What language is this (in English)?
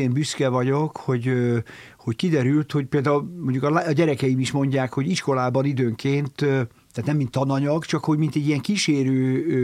Hungarian